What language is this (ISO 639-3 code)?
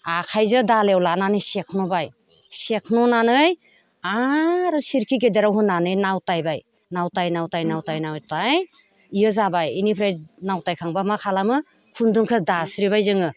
brx